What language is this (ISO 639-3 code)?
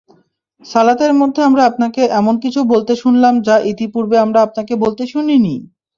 ben